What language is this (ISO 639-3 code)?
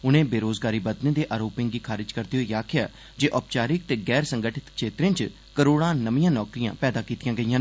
doi